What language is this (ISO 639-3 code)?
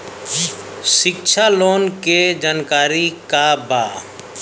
bho